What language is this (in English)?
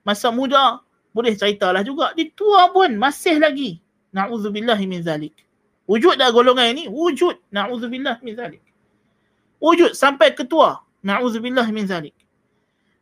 Malay